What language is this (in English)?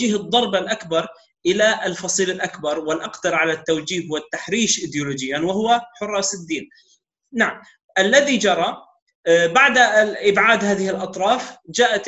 Arabic